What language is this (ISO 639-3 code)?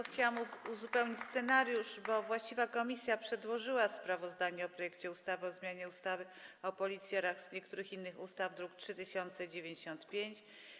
pol